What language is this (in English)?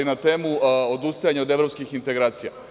Serbian